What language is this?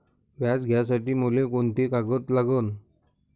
Marathi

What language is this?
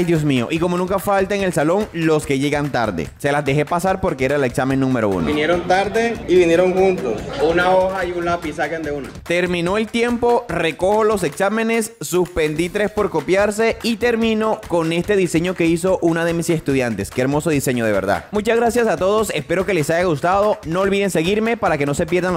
Spanish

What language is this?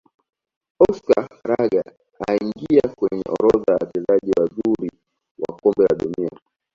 Swahili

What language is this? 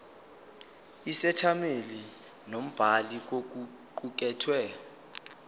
Zulu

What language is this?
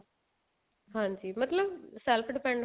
Punjabi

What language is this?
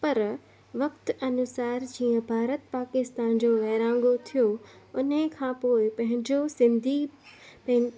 Sindhi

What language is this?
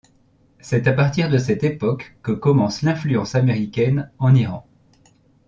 French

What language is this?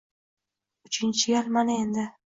Uzbek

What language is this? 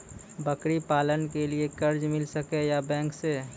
Maithili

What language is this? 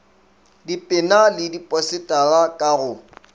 Northern Sotho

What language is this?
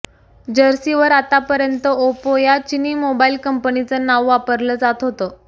Marathi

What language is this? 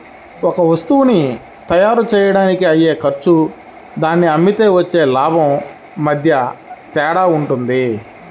Telugu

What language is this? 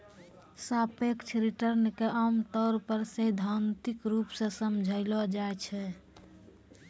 Maithili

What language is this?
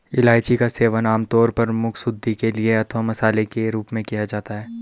Hindi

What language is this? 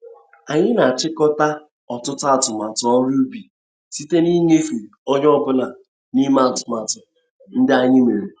Igbo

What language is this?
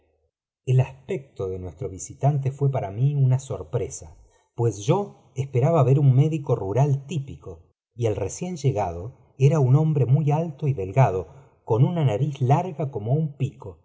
Spanish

